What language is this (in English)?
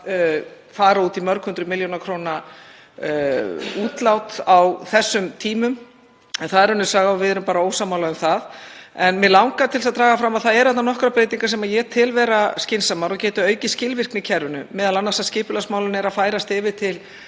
Icelandic